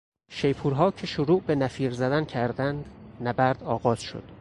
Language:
Persian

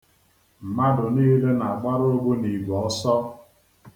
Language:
Igbo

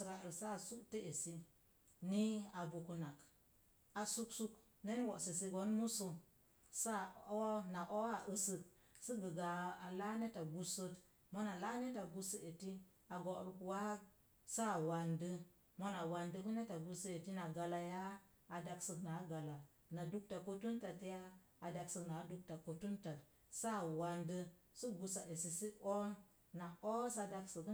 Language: Mom Jango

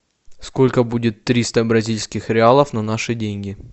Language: Russian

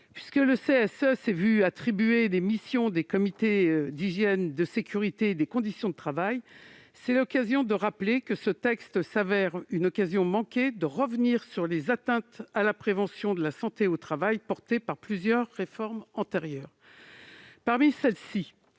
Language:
French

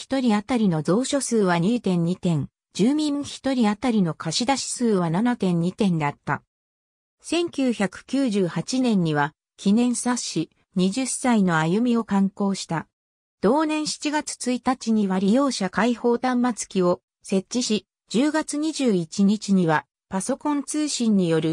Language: Japanese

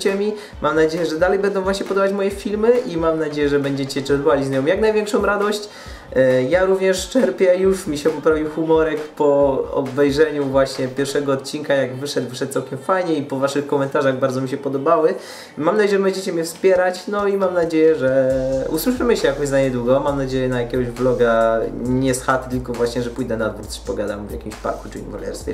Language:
Polish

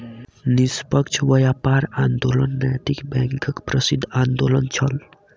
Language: Maithili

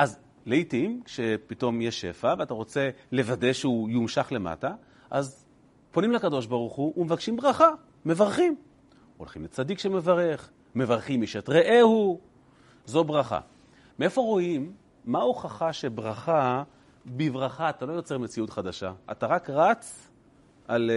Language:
Hebrew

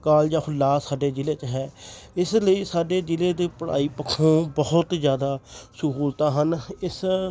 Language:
Punjabi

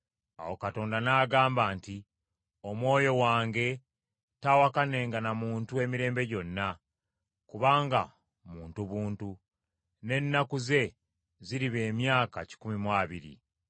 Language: Ganda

